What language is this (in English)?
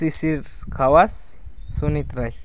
Nepali